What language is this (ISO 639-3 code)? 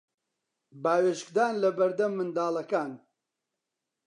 ckb